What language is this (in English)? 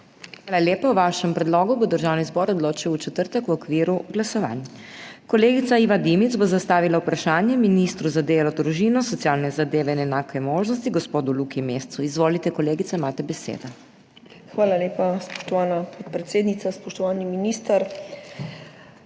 Slovenian